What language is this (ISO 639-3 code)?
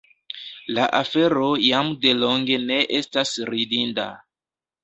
epo